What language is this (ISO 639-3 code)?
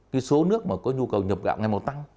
vie